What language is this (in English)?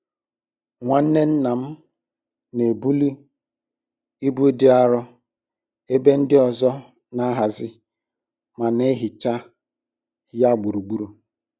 Igbo